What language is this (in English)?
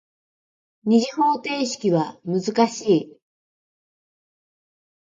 Japanese